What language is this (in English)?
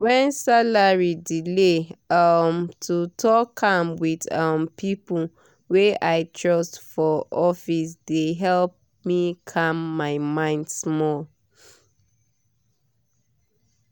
Nigerian Pidgin